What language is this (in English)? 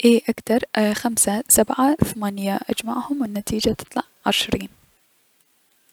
Mesopotamian Arabic